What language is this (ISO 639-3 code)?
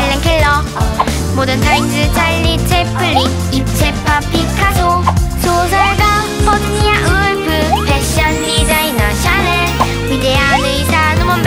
tha